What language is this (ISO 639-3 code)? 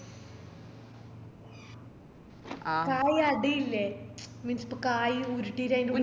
mal